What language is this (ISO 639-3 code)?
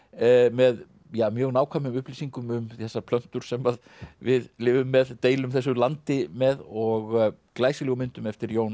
isl